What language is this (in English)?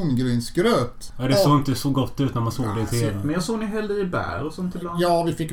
Swedish